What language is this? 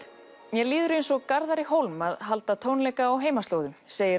Icelandic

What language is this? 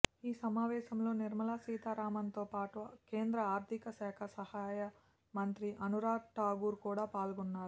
Telugu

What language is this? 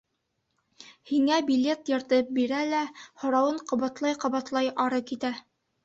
Bashkir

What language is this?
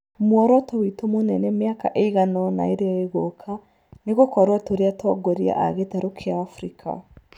Kikuyu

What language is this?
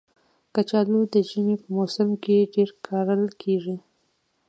Pashto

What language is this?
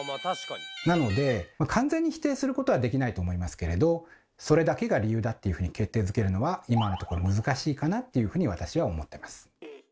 Japanese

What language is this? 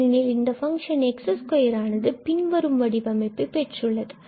Tamil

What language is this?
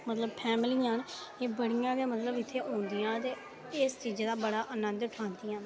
Dogri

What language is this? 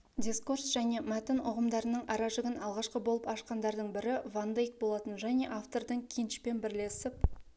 Kazakh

